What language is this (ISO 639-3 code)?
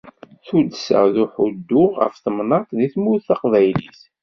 kab